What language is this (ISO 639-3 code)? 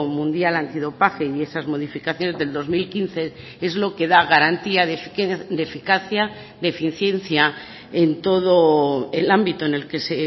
spa